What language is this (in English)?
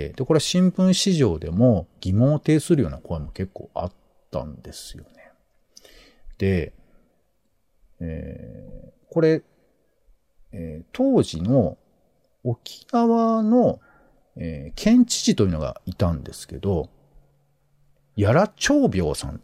Japanese